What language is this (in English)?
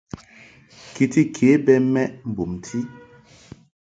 Mungaka